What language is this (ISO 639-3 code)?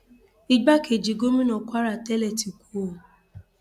yor